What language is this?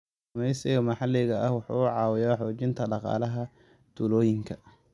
Somali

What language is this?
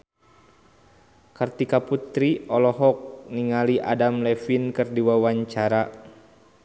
Sundanese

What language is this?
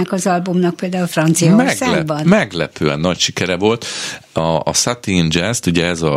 Hungarian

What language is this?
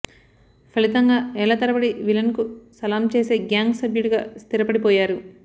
Telugu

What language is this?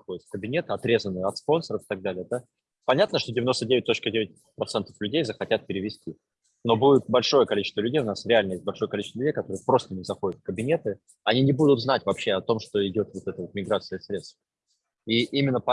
Russian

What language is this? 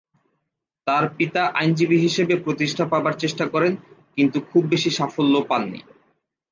Bangla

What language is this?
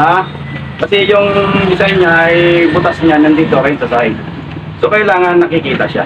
Filipino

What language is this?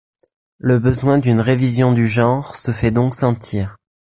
French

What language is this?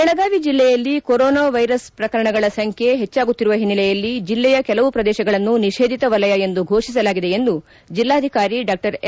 Kannada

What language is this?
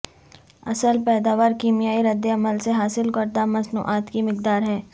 Urdu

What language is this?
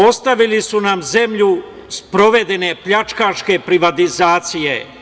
Serbian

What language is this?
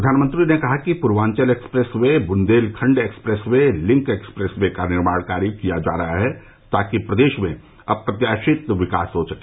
Hindi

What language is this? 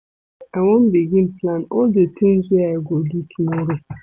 Nigerian Pidgin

